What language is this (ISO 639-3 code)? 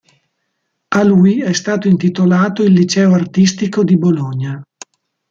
ita